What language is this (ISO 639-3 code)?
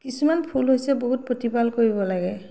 asm